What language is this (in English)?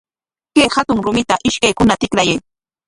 Corongo Ancash Quechua